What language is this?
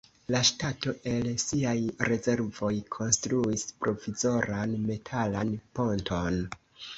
Esperanto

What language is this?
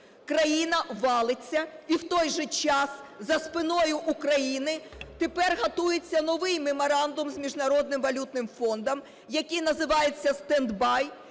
Ukrainian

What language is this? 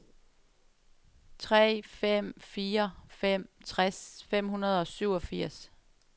Danish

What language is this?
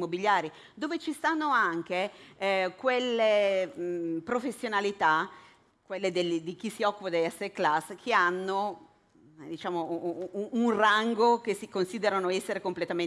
Italian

